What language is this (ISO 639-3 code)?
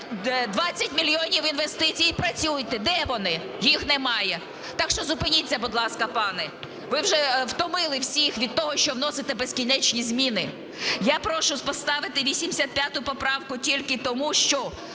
ukr